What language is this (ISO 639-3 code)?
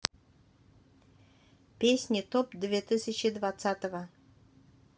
rus